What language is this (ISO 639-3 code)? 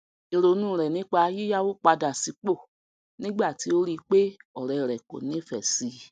yor